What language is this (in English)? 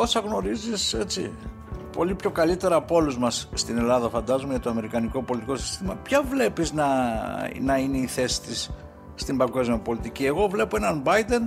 Greek